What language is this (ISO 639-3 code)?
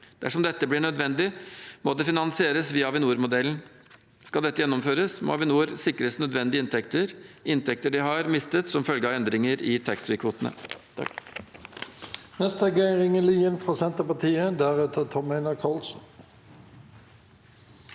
nor